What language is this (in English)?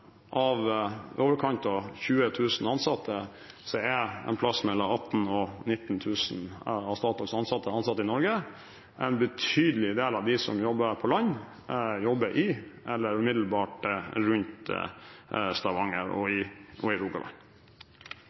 Norwegian Bokmål